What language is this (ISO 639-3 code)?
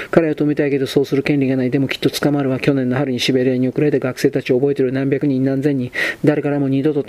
jpn